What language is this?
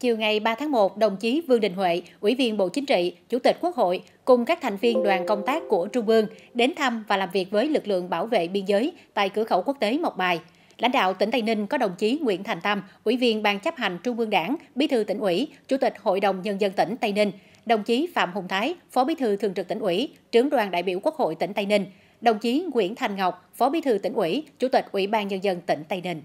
Vietnamese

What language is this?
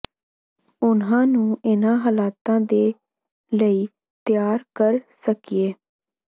Punjabi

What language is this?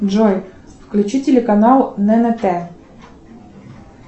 Russian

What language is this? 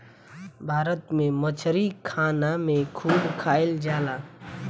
Bhojpuri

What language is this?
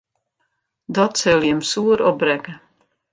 Western Frisian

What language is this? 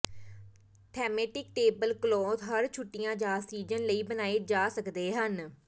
Punjabi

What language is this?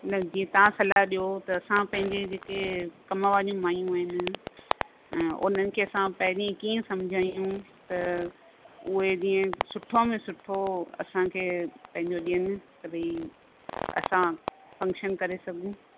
Sindhi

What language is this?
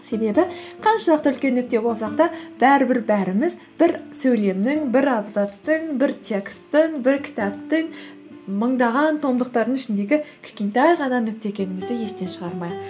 Kazakh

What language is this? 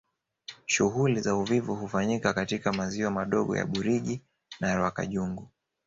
Swahili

